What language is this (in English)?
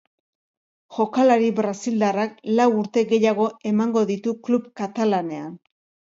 Basque